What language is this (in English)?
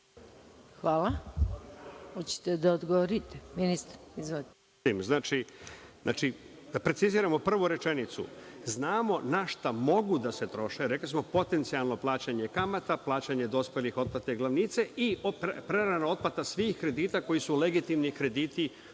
Serbian